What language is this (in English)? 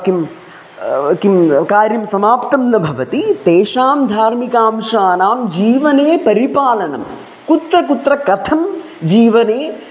Sanskrit